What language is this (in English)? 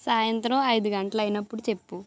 Telugu